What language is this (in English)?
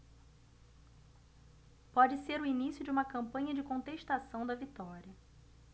Portuguese